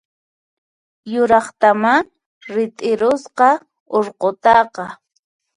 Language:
Puno Quechua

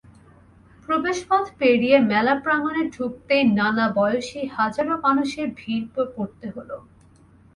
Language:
Bangla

